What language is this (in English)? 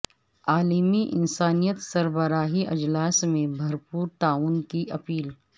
Urdu